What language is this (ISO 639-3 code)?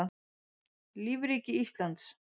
isl